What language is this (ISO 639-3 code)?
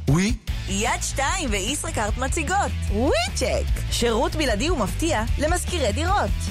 heb